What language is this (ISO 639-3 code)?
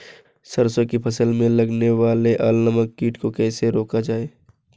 hin